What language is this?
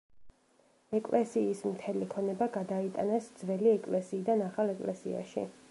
Georgian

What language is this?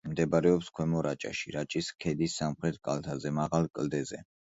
Georgian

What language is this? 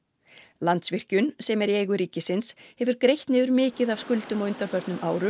Icelandic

